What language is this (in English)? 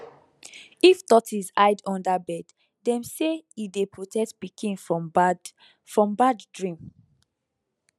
Nigerian Pidgin